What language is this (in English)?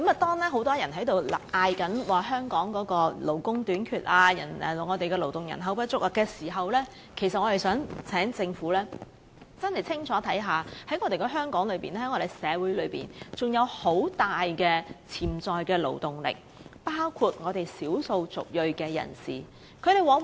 Cantonese